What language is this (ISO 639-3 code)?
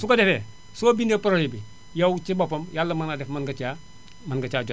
wol